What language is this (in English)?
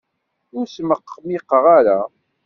Kabyle